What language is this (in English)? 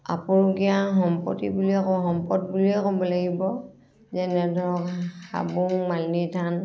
Assamese